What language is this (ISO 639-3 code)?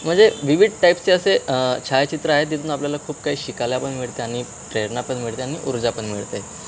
mar